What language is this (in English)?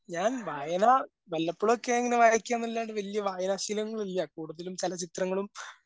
Malayalam